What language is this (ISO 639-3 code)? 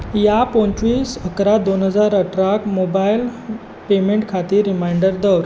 kok